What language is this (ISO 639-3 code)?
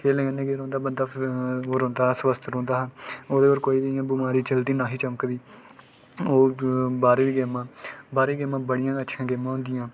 doi